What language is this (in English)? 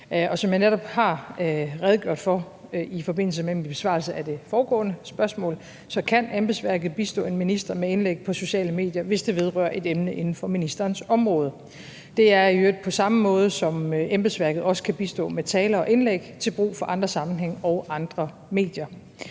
Danish